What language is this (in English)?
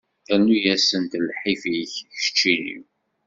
Kabyle